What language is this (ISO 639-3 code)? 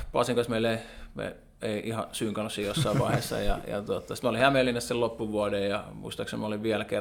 fin